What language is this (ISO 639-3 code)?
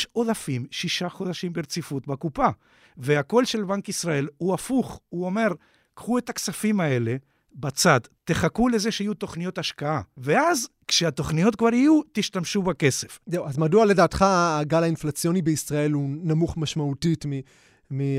heb